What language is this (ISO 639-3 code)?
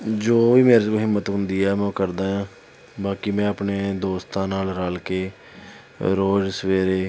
pan